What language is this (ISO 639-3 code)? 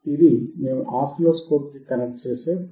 tel